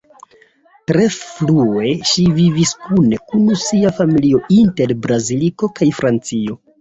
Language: Esperanto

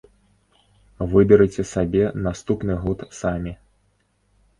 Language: Belarusian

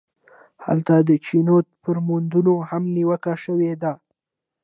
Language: Pashto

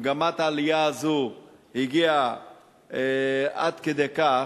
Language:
Hebrew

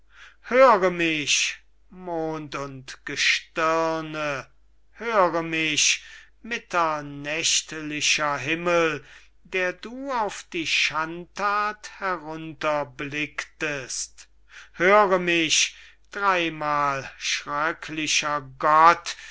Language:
German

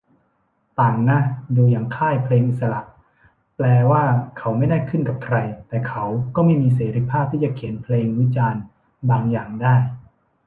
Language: Thai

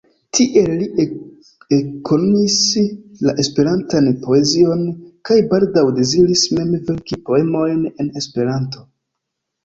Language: Esperanto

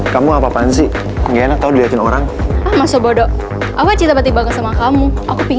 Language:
Indonesian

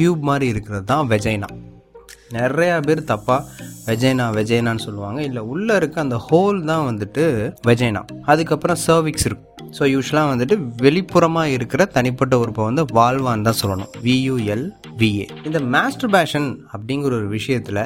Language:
Tamil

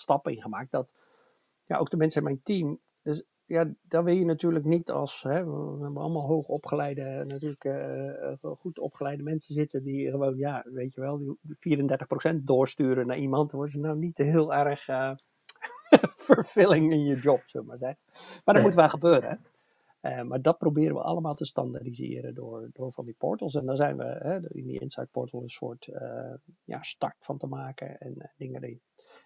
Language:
Dutch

